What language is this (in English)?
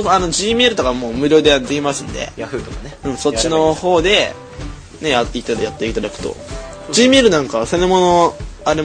Japanese